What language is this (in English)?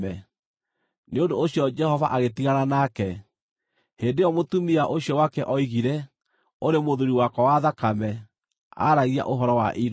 Kikuyu